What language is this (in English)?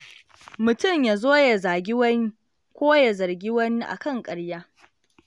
Hausa